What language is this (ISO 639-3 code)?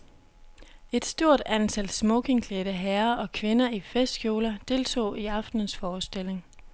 dan